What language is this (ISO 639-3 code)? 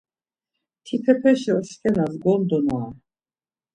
lzz